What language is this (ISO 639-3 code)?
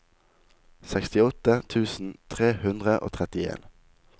nor